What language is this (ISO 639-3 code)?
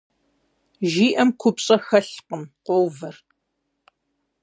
kbd